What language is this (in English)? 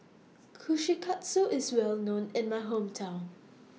English